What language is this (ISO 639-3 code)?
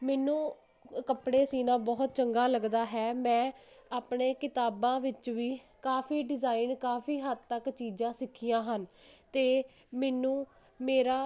pan